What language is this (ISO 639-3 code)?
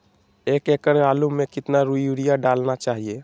mag